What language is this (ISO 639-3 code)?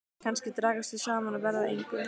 isl